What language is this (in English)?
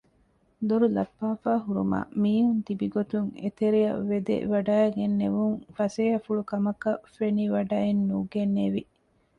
Divehi